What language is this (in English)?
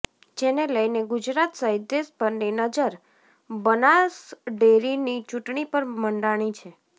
Gujarati